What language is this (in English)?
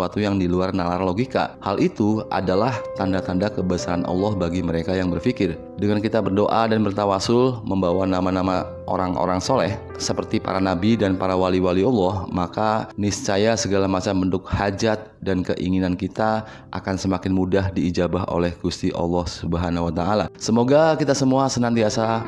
Indonesian